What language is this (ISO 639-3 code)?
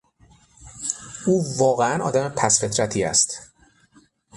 fas